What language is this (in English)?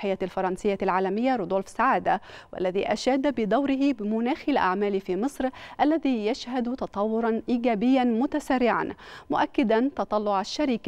Arabic